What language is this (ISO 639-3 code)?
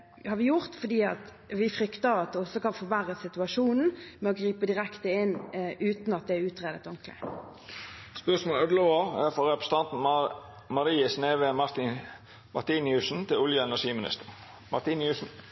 nor